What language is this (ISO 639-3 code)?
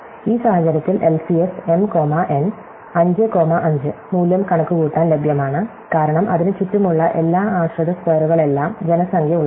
mal